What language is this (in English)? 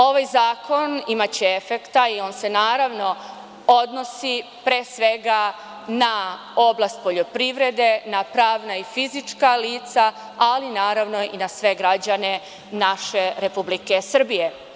Serbian